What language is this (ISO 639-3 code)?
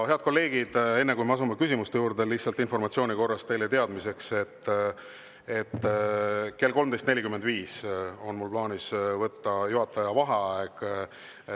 est